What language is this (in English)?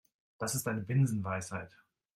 German